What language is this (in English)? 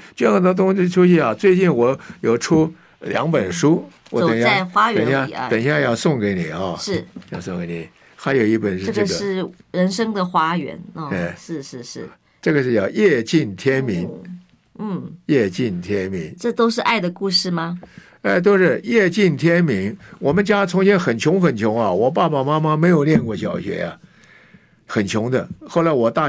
Chinese